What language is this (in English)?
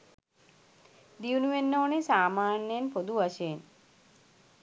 Sinhala